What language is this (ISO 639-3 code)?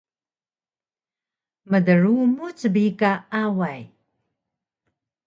trv